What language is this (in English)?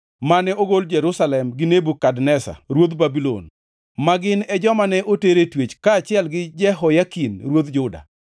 Luo (Kenya and Tanzania)